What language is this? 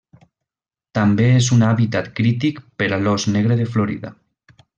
Catalan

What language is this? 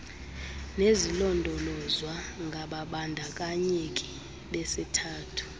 Xhosa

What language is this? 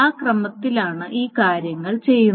Malayalam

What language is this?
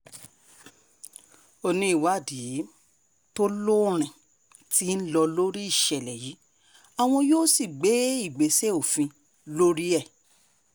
Yoruba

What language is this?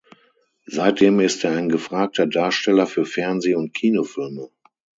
German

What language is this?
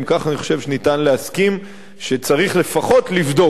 Hebrew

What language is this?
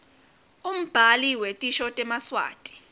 Swati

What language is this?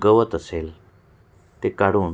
Marathi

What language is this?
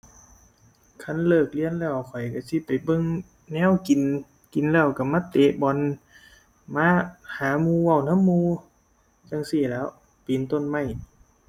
Thai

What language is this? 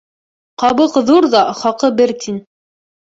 Bashkir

